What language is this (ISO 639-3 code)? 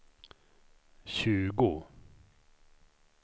swe